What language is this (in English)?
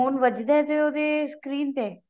Punjabi